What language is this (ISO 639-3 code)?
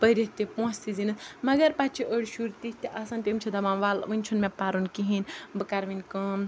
kas